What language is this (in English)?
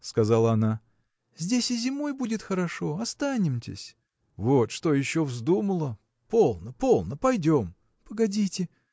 Russian